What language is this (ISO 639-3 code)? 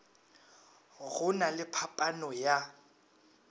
nso